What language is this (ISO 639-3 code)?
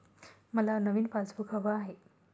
mar